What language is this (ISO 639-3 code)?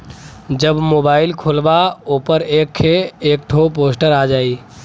bho